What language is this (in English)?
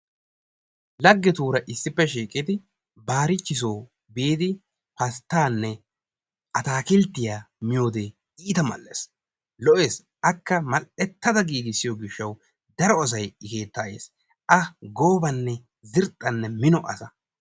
Wolaytta